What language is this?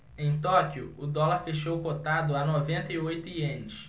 Portuguese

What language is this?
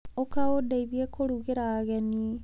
Kikuyu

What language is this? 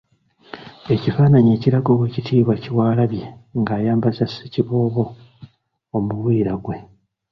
Ganda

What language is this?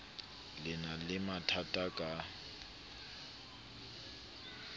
Southern Sotho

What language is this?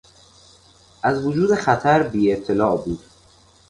Persian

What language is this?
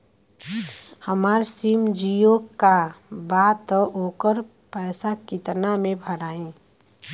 Bhojpuri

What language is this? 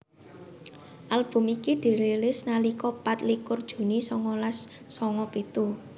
Javanese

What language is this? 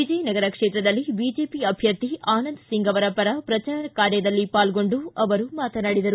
Kannada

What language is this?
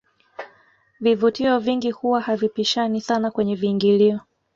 Swahili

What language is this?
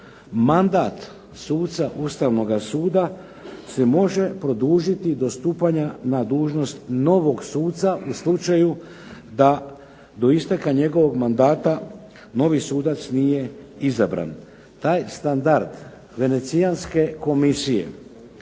Croatian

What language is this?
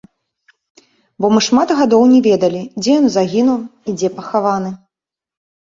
Belarusian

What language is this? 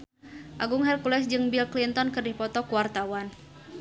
Sundanese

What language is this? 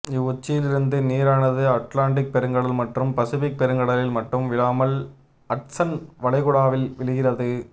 Tamil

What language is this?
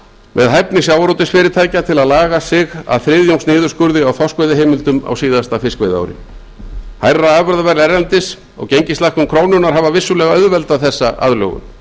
Icelandic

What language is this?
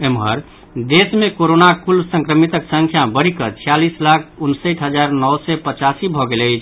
Maithili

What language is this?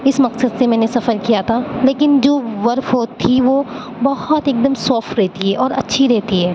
Urdu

